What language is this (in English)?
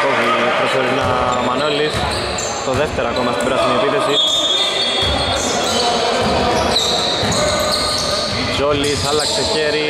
Greek